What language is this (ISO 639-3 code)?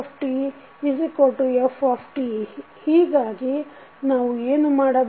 kan